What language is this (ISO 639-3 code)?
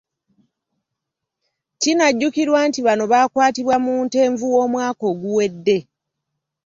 lug